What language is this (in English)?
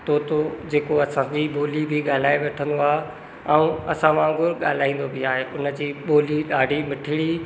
Sindhi